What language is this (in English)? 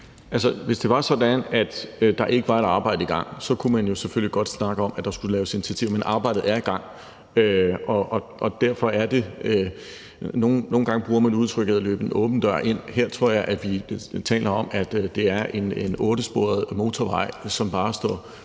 Danish